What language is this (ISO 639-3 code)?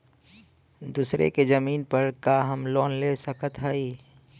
bho